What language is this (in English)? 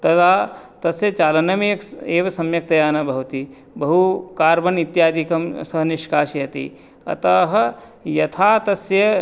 Sanskrit